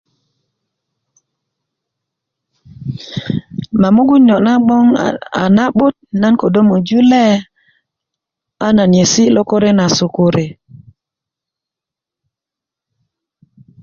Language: Kuku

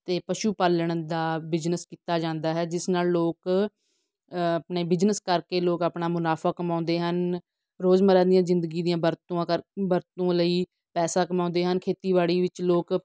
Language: Punjabi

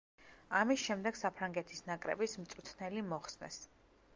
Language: Georgian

